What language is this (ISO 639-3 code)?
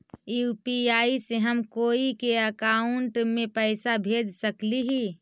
mag